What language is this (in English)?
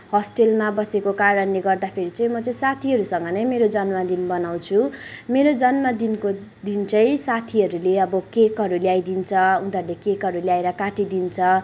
Nepali